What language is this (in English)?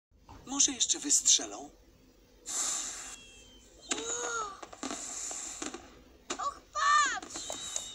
Polish